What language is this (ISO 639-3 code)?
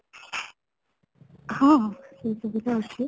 ori